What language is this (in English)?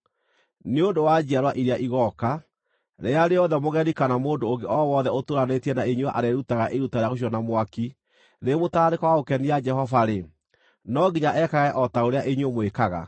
Kikuyu